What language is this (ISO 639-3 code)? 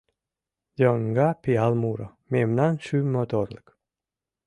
chm